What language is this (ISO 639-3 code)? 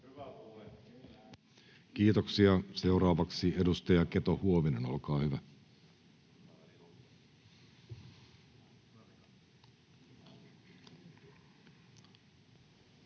fin